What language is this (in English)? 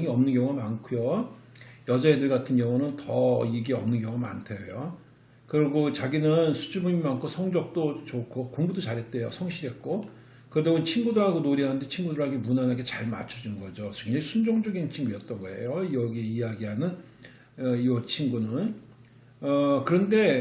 Korean